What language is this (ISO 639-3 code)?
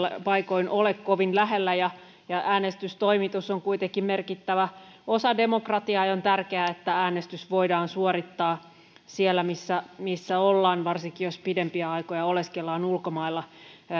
fin